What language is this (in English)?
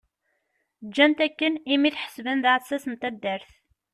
Kabyle